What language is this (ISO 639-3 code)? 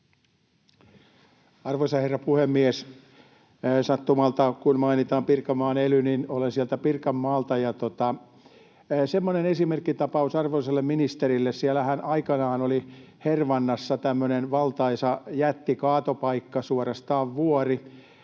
fin